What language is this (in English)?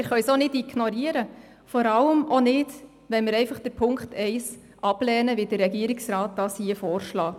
Swiss German